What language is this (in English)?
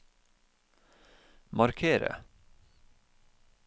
Norwegian